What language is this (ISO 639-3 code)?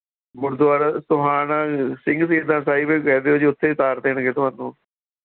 pan